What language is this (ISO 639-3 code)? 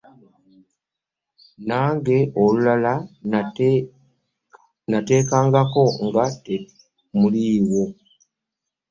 lug